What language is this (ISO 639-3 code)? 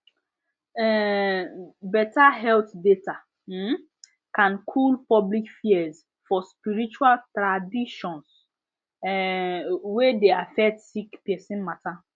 pcm